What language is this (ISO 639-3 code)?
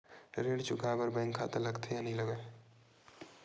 hne